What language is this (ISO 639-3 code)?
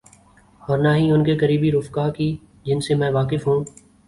urd